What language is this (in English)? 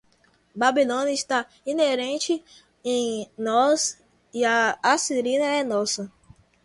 Portuguese